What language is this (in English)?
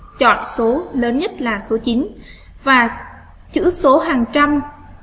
Vietnamese